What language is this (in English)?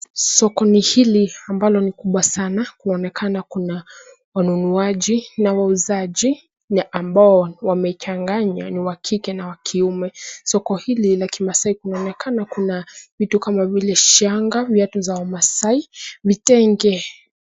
Swahili